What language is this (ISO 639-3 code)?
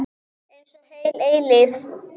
isl